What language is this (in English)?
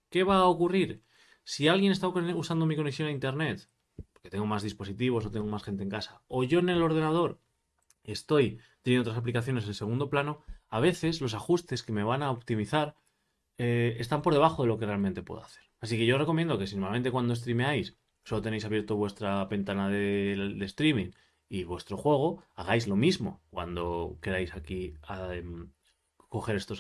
Spanish